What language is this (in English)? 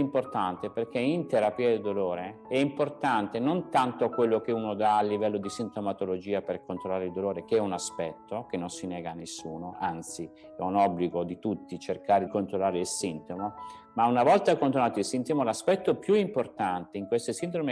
Italian